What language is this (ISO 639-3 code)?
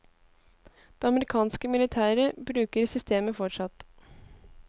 nor